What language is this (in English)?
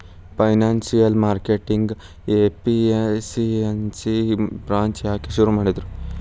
Kannada